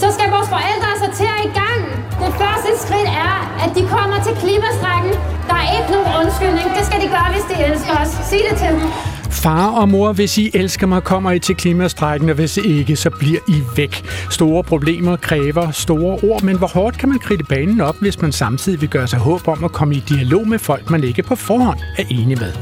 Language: Danish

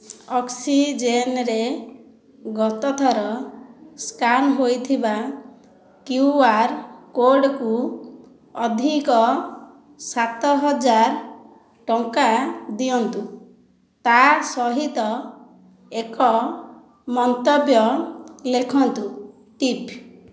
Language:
Odia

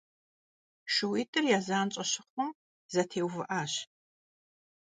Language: Kabardian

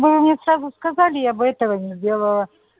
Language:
Russian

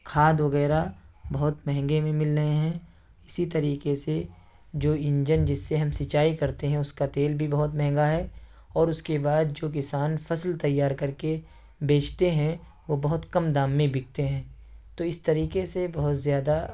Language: Urdu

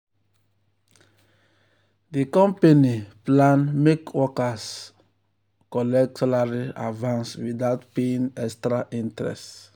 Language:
Nigerian Pidgin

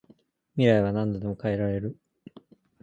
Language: Japanese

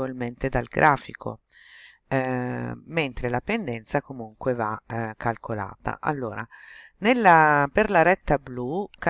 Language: Italian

